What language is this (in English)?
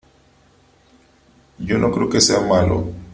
Spanish